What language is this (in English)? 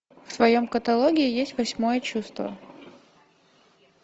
Russian